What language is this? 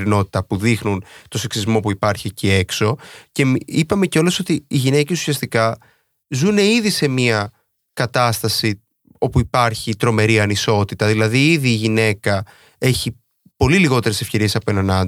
Greek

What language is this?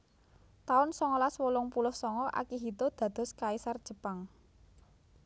Javanese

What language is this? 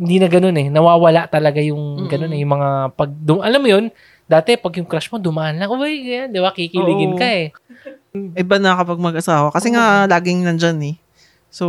Filipino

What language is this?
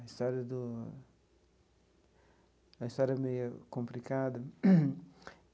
Portuguese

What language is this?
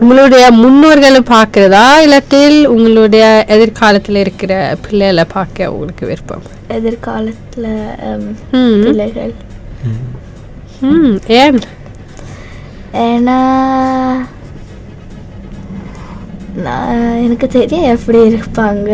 Tamil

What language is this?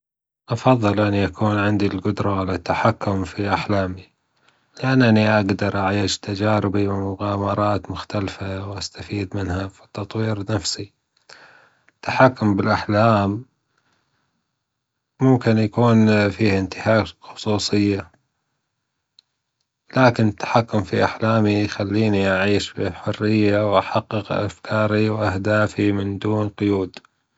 Gulf Arabic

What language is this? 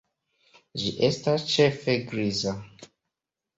Esperanto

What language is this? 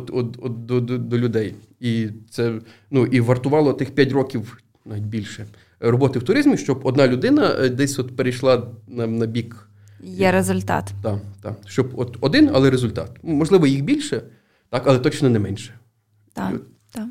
Ukrainian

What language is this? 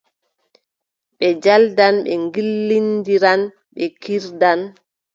Adamawa Fulfulde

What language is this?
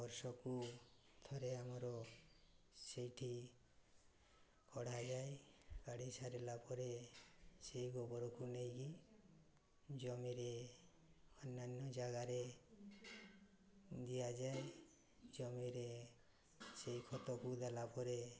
Odia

